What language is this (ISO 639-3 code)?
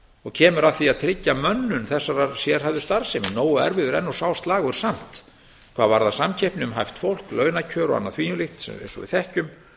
isl